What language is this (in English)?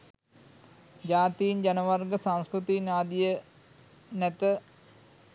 Sinhala